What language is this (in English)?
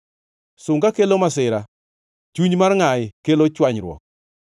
Luo (Kenya and Tanzania)